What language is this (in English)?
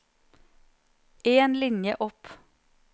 Norwegian